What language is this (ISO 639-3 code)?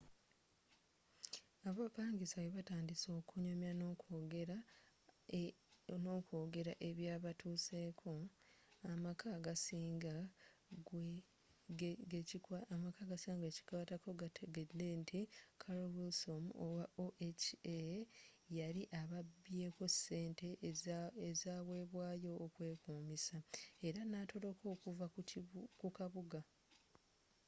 lug